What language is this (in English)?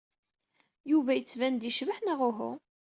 Kabyle